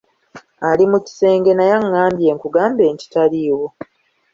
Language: Ganda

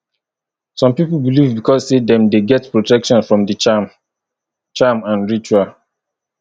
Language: Nigerian Pidgin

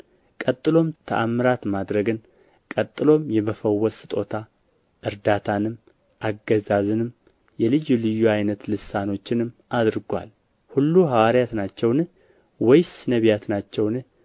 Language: Amharic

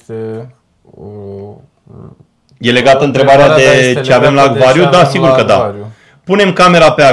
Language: Romanian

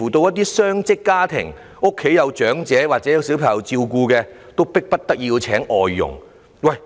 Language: Cantonese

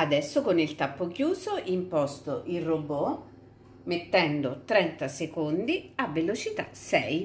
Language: Italian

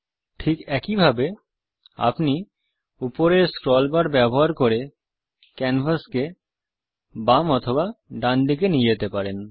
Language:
Bangla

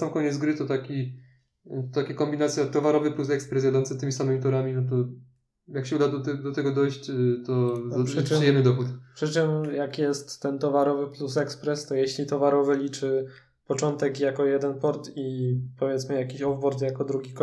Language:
Polish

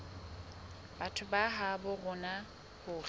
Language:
Southern Sotho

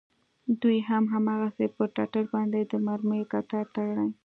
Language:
Pashto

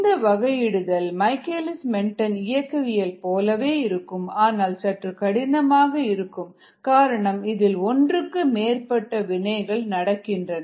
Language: Tamil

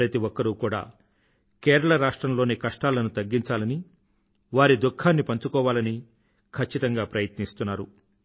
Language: Telugu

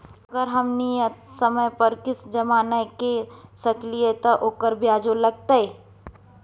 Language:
Maithili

